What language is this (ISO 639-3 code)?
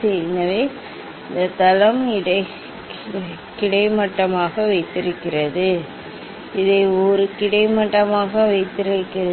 tam